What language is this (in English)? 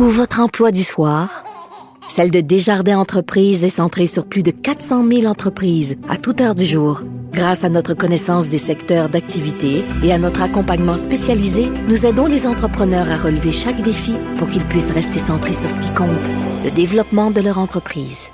French